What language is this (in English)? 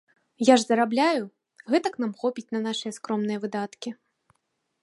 Belarusian